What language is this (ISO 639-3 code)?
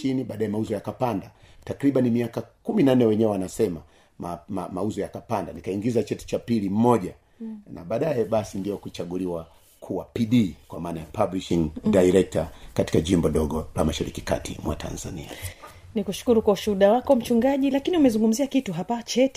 swa